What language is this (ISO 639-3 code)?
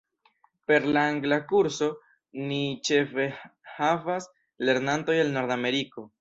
epo